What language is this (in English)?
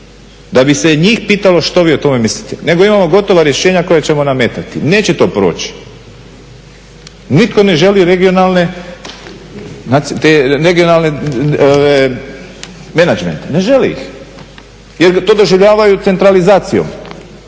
Croatian